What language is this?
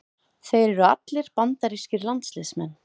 Icelandic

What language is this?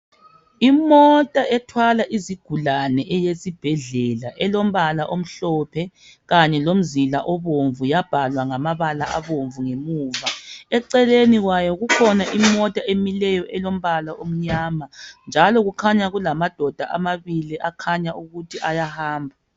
North Ndebele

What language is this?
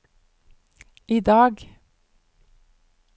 Norwegian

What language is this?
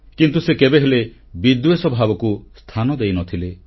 Odia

